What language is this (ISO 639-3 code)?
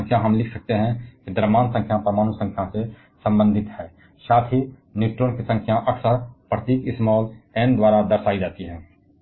hin